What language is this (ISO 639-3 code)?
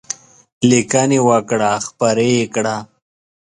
pus